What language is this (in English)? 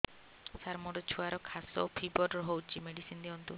Odia